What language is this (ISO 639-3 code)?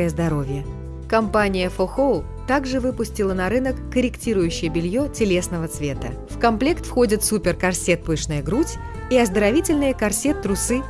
rus